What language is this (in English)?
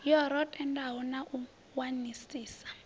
Venda